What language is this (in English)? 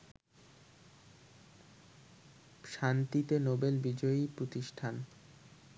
Bangla